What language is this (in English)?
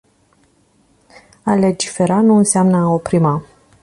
Romanian